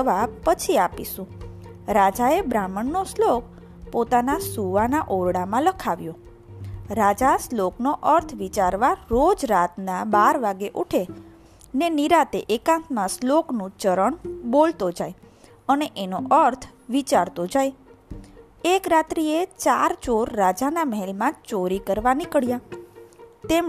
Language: Gujarati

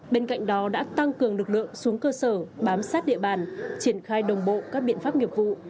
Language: Vietnamese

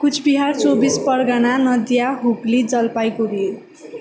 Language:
Nepali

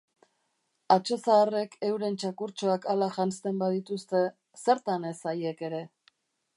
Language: Basque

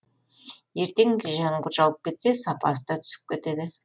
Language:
Kazakh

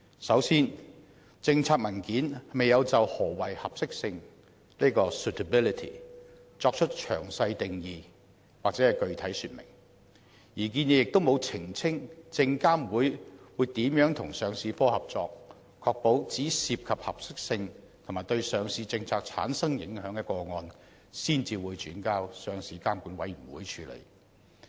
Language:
Cantonese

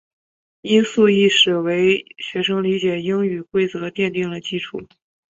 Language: Chinese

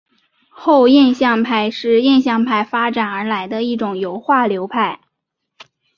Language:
Chinese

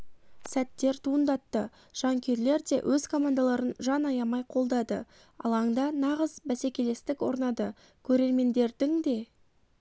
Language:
Kazakh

